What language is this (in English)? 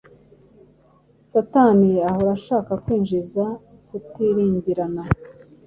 Kinyarwanda